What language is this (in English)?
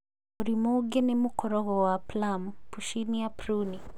Kikuyu